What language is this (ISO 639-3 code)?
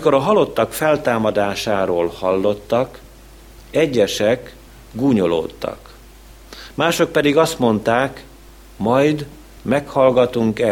hun